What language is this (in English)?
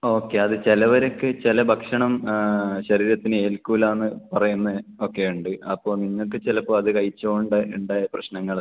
Malayalam